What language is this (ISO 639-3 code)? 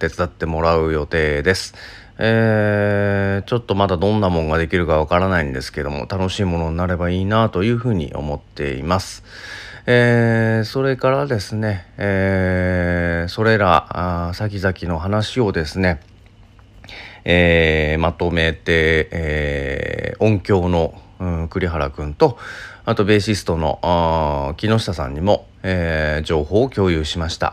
jpn